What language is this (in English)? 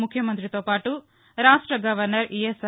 Telugu